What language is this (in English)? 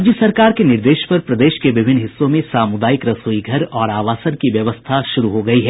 Hindi